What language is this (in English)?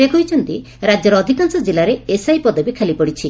Odia